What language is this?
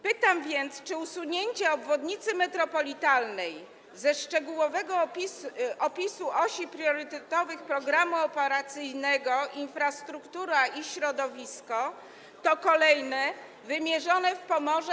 Polish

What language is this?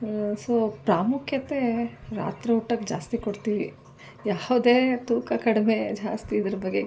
Kannada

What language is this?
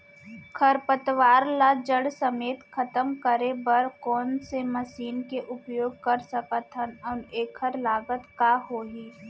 Chhattisgarhi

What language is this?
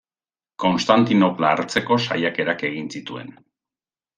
Basque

